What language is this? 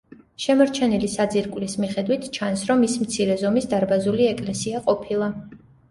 Georgian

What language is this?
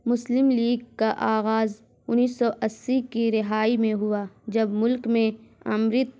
Urdu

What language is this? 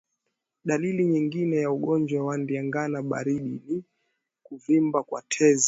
Swahili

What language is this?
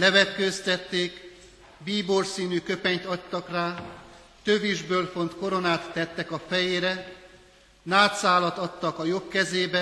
Hungarian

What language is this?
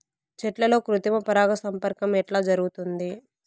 Telugu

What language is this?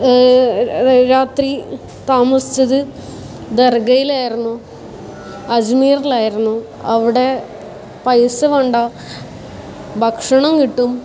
Malayalam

